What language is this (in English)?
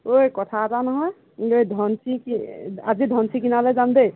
Assamese